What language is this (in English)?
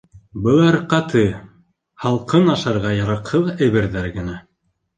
Bashkir